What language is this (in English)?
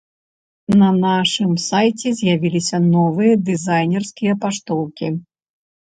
Belarusian